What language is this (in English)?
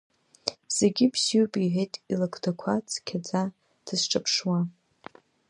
Abkhazian